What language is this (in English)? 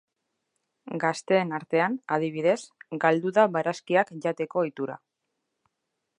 Basque